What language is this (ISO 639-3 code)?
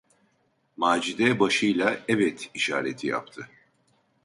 tur